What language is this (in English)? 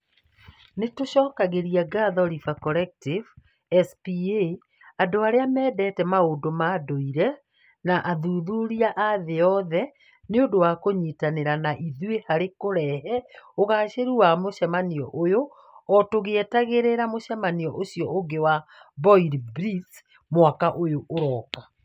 Kikuyu